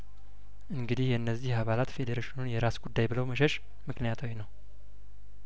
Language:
Amharic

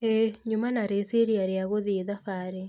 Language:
Kikuyu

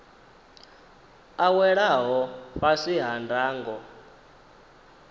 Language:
Venda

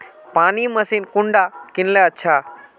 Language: Magahi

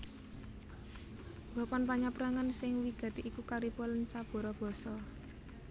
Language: Javanese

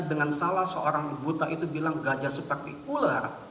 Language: Indonesian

